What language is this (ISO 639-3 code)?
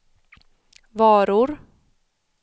swe